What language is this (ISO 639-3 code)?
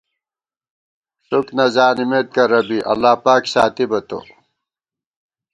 gwt